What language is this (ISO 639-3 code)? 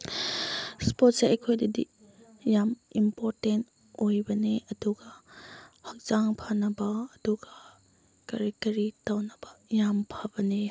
mni